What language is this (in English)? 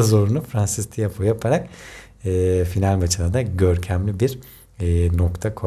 Turkish